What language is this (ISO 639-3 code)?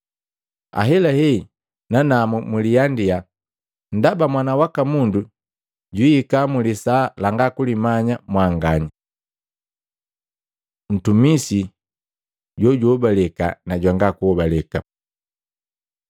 mgv